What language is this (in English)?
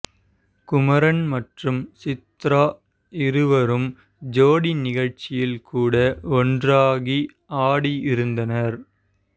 Tamil